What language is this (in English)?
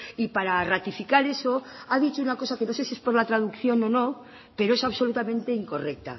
Spanish